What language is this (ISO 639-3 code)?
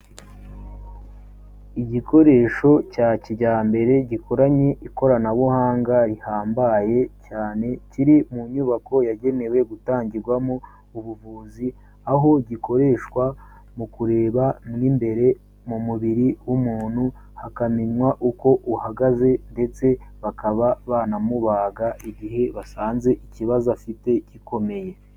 kin